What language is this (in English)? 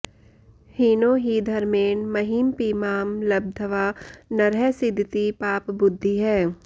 Sanskrit